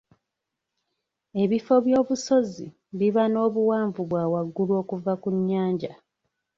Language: Ganda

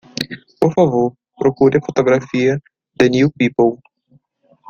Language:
Portuguese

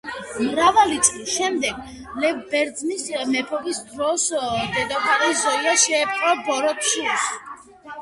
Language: Georgian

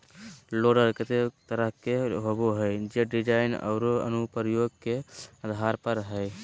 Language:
Magahi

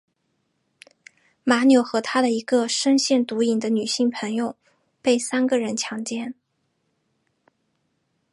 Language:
Chinese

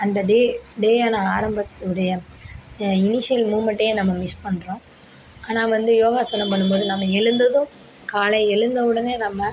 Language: Tamil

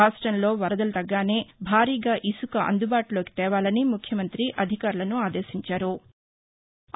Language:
Telugu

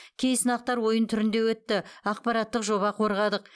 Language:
Kazakh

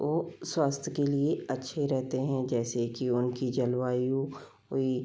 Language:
Hindi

